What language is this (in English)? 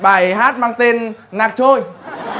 Vietnamese